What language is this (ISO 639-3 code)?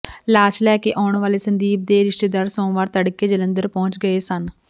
pan